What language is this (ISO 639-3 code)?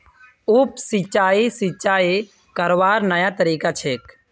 mag